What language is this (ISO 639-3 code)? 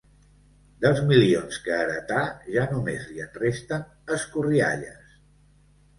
cat